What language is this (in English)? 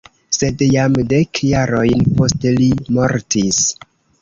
Esperanto